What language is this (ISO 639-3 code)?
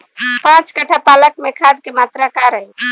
bho